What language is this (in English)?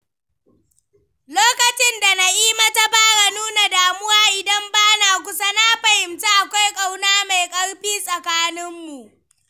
Hausa